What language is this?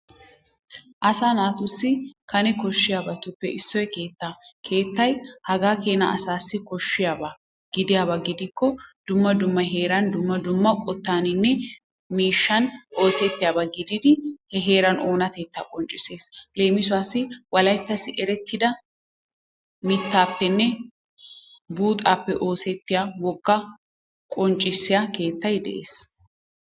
Wolaytta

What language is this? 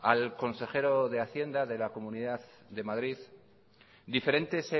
Spanish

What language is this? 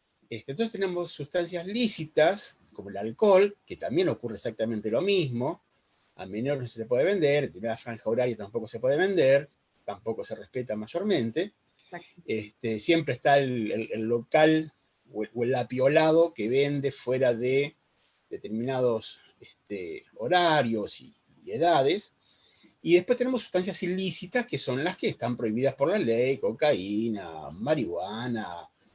Spanish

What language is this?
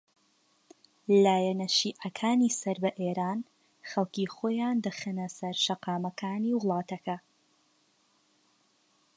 Central Kurdish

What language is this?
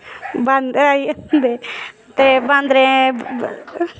Dogri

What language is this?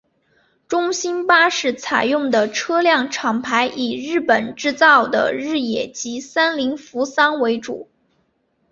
Chinese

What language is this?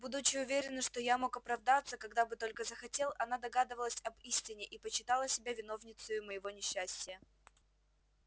Russian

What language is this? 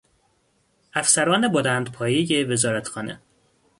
Persian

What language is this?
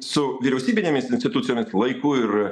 Lithuanian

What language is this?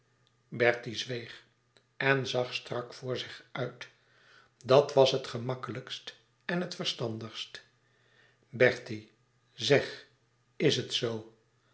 Dutch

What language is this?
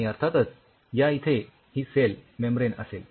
Marathi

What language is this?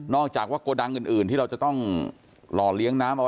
Thai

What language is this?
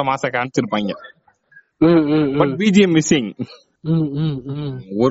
Tamil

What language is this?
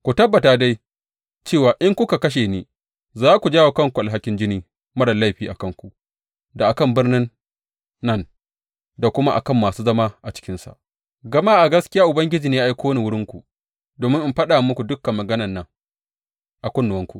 Hausa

